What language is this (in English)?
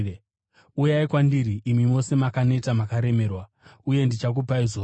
Shona